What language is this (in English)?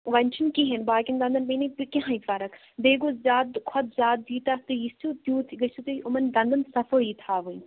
Kashmiri